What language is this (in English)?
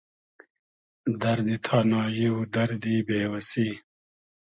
Hazaragi